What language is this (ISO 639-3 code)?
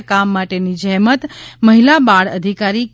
guj